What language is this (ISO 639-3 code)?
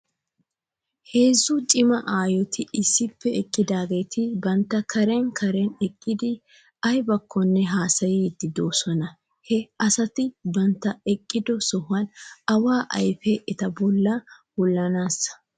wal